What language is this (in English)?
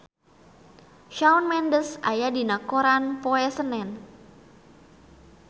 Sundanese